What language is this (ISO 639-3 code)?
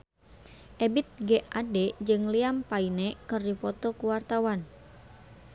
sun